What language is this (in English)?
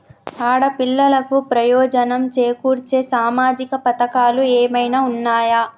Telugu